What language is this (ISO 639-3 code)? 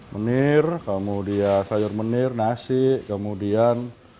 ind